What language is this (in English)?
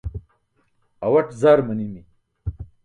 Burushaski